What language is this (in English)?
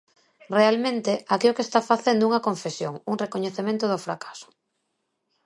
Galician